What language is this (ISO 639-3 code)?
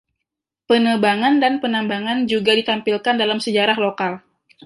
ind